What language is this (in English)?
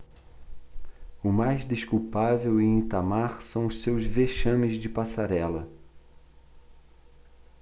Portuguese